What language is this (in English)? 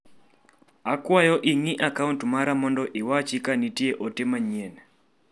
Luo (Kenya and Tanzania)